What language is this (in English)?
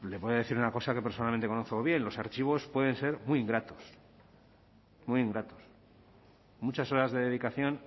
Spanish